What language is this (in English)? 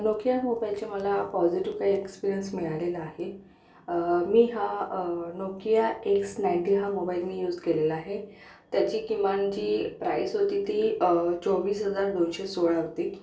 Marathi